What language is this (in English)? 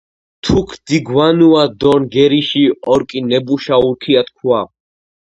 Georgian